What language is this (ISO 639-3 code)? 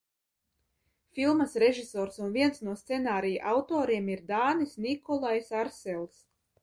lav